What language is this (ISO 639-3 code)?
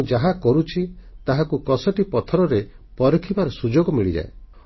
ori